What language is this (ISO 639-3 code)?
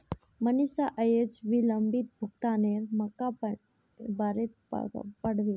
mag